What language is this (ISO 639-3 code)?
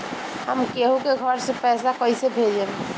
bho